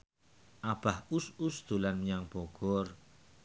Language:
Javanese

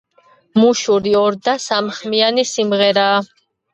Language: Georgian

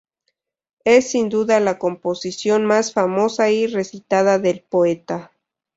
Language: Spanish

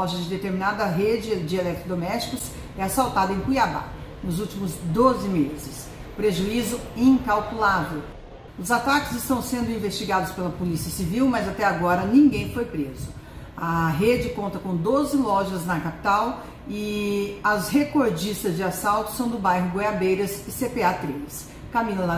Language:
Portuguese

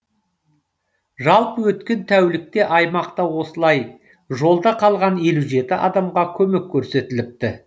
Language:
Kazakh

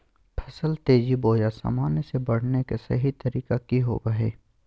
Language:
Magahi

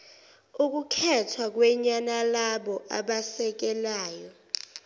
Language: Zulu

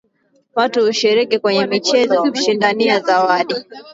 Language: Swahili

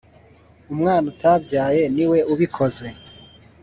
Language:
Kinyarwanda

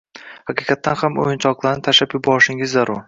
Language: Uzbek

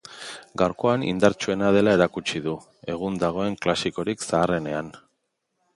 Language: Basque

